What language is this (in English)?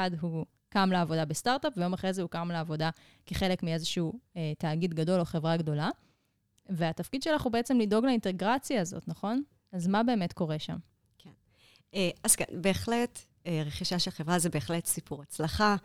Hebrew